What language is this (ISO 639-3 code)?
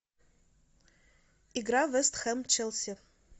rus